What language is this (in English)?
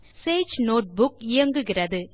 Tamil